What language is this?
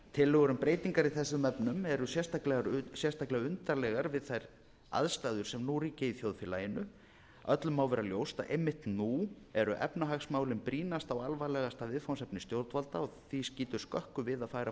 Icelandic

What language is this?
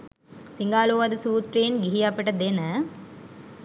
Sinhala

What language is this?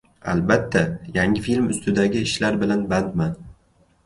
Uzbek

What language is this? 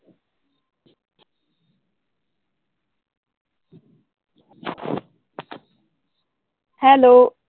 Punjabi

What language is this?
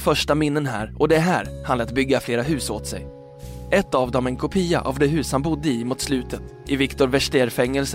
Swedish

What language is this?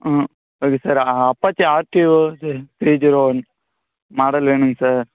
Tamil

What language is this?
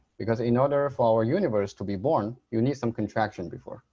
English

